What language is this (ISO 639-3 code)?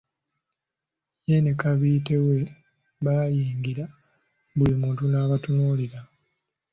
lug